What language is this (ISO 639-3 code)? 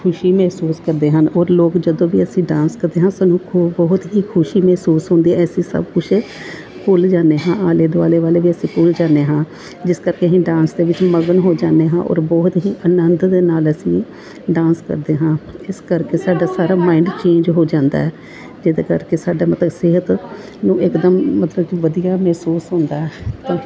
pan